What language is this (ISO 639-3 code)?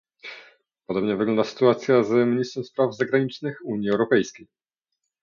pol